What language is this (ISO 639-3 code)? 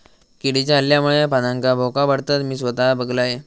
mar